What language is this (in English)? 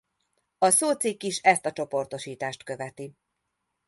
Hungarian